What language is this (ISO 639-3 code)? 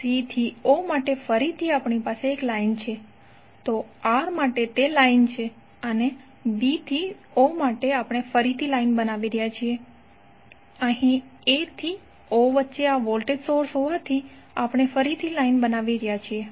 guj